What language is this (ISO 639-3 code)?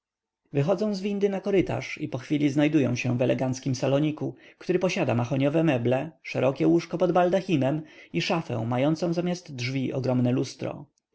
pol